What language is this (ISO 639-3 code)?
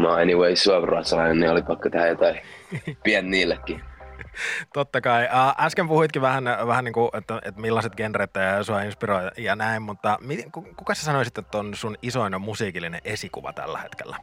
fin